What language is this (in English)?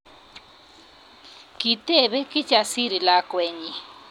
Kalenjin